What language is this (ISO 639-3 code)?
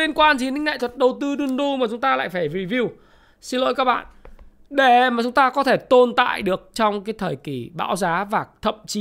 vie